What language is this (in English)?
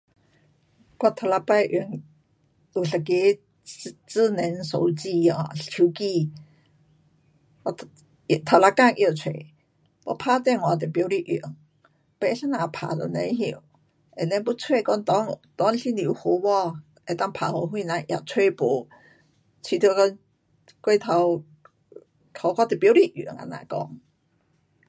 Pu-Xian Chinese